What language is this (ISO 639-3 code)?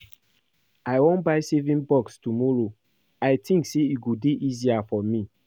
pcm